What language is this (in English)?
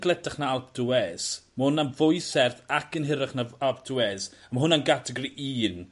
Welsh